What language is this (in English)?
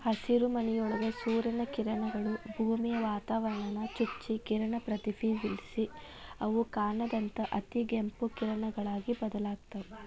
Kannada